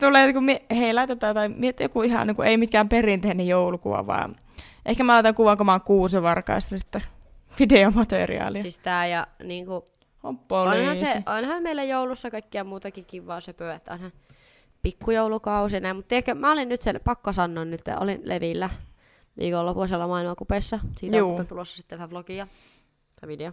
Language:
Finnish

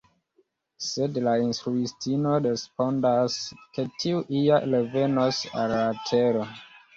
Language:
Esperanto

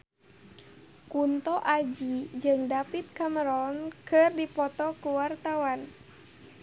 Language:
Sundanese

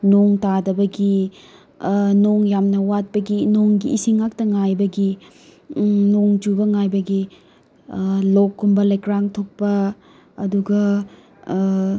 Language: Manipuri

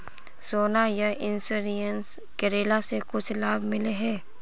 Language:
Magahi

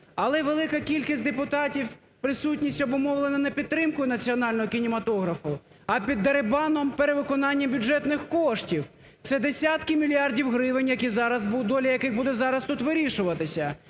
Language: Ukrainian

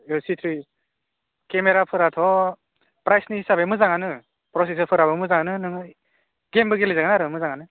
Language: Bodo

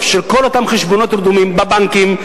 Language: Hebrew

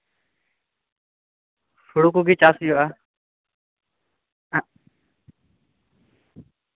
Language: Santali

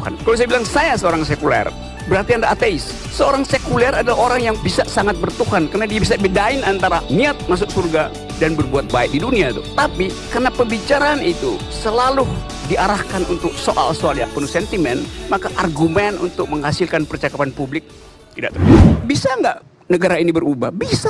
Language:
Indonesian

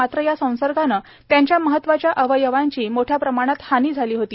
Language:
Marathi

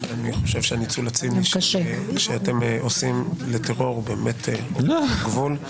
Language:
Hebrew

